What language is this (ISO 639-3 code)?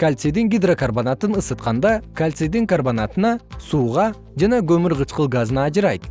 kir